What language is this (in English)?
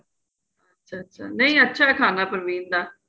Punjabi